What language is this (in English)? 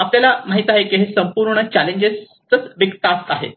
Marathi